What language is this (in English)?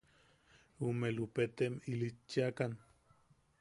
Yaqui